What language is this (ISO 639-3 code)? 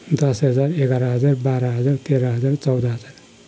nep